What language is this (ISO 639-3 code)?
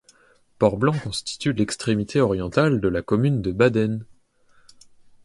fra